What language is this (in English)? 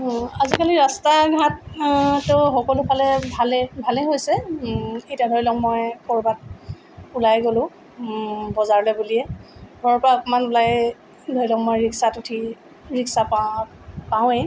Assamese